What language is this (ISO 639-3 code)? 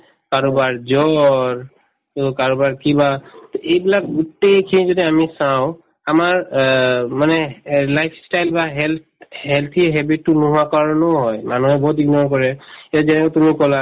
asm